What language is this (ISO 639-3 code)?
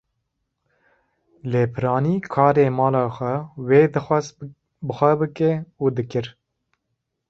kur